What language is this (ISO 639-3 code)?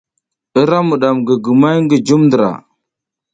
giz